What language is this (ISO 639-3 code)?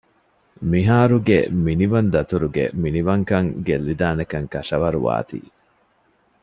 div